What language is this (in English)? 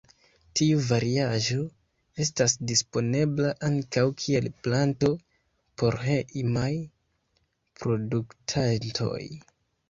Esperanto